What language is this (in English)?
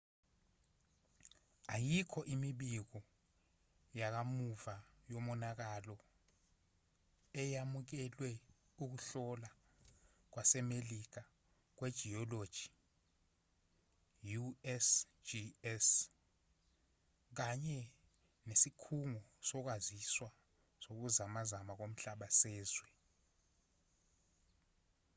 Zulu